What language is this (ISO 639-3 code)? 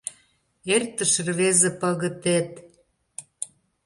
chm